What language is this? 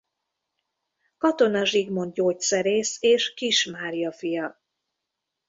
Hungarian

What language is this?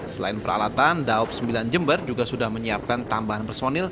Indonesian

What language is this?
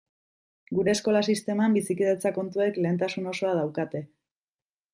Basque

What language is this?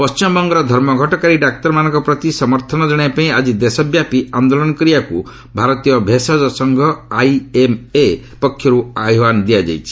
Odia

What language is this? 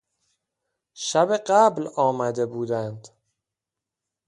Persian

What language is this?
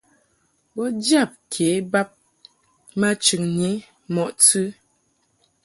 Mungaka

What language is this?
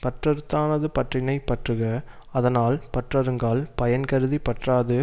Tamil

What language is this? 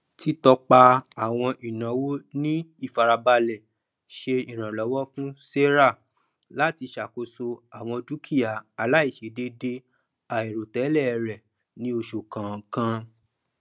Yoruba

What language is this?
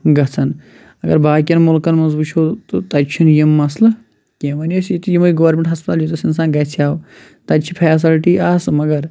Kashmiri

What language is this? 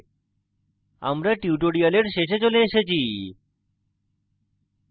Bangla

